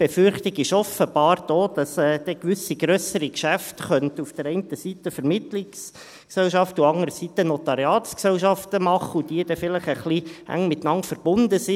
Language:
Swiss German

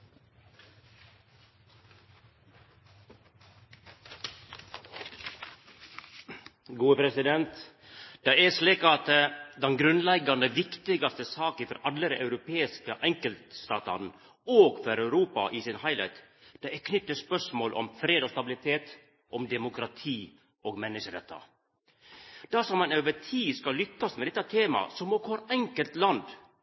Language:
Norwegian Nynorsk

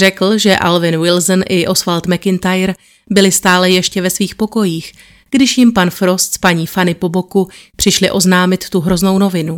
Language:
Czech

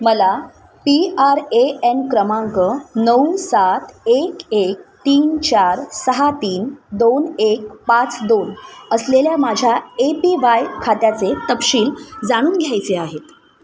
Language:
Marathi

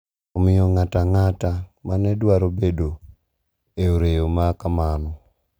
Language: Luo (Kenya and Tanzania)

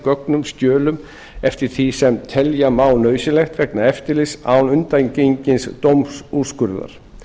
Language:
Icelandic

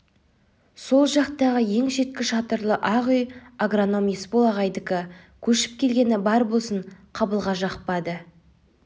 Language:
Kazakh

